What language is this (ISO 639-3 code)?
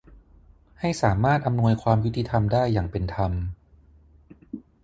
tha